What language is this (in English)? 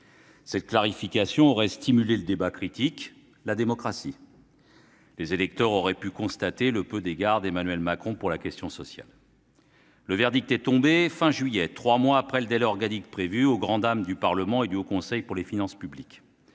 French